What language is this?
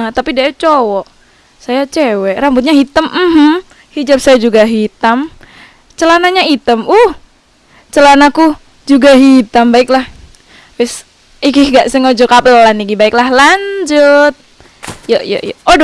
Indonesian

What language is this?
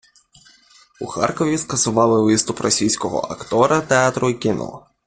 Ukrainian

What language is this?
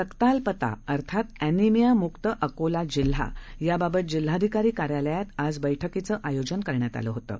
Marathi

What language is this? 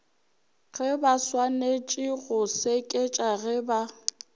Northern Sotho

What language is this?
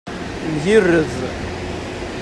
Kabyle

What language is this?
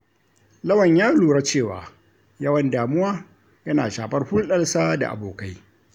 Hausa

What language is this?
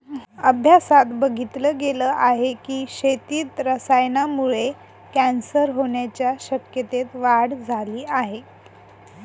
Marathi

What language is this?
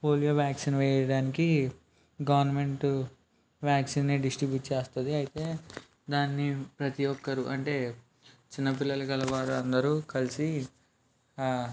Telugu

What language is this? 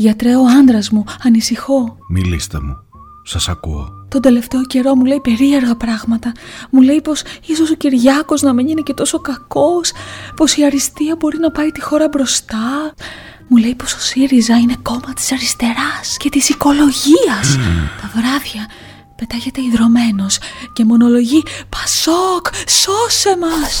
Greek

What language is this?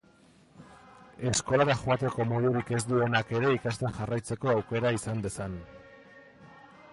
Basque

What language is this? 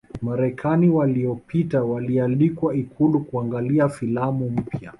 Swahili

